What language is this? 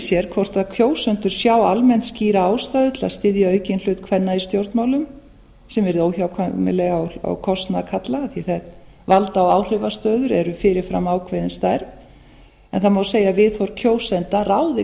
Icelandic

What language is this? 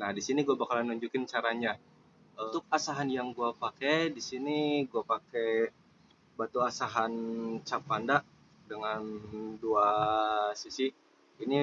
Indonesian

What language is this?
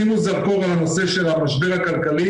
Hebrew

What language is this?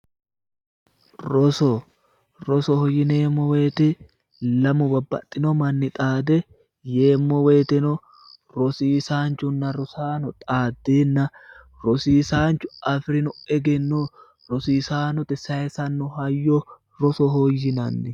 Sidamo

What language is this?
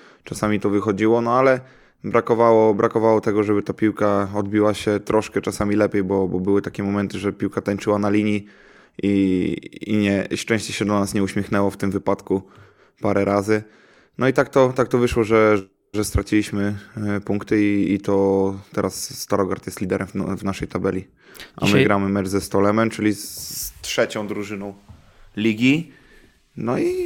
Polish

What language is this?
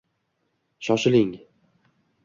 Uzbek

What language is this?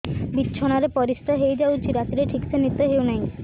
Odia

